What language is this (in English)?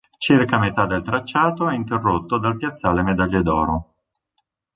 Italian